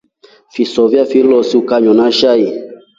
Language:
Rombo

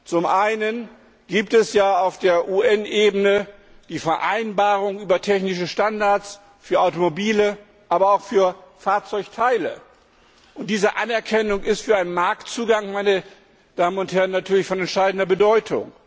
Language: German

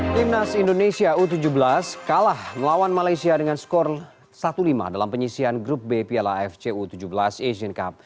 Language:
Indonesian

